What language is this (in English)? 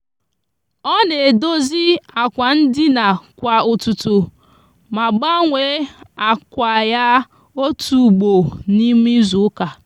Igbo